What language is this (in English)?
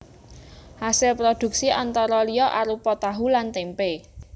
Javanese